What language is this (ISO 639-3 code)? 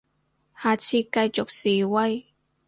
yue